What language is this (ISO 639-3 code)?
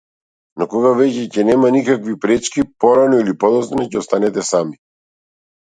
mkd